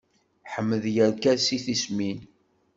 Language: Kabyle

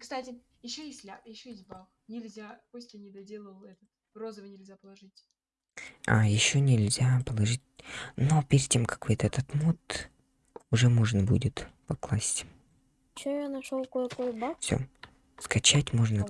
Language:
Russian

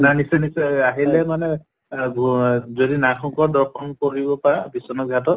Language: Assamese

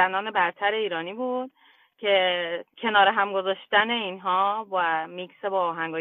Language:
Persian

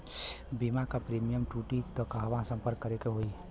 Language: Bhojpuri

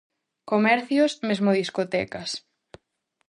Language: Galician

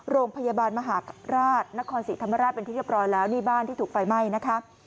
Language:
Thai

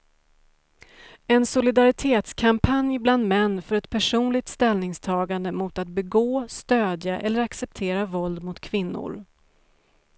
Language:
Swedish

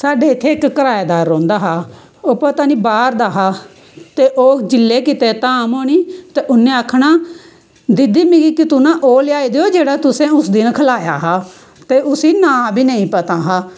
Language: Dogri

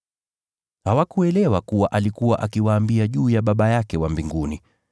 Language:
Swahili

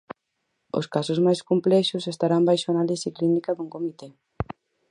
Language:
Galician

